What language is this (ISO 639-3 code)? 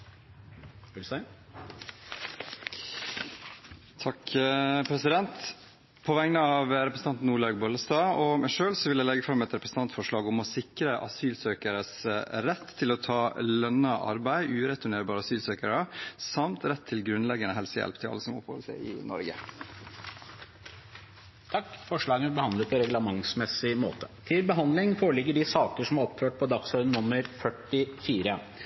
nor